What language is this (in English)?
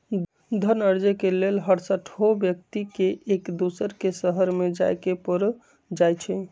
Magahi